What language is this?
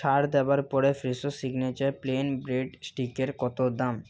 Bangla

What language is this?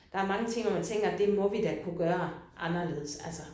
Danish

